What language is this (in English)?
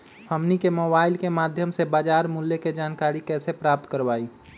Magahi